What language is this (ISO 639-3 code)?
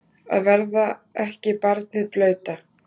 isl